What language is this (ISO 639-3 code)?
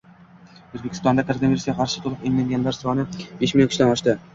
uzb